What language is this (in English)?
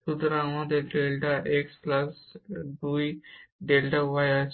Bangla